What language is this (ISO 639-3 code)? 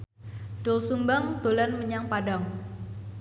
jav